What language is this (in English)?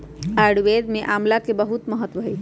Magahi